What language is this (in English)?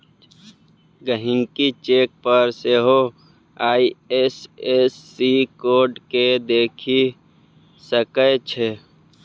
Maithili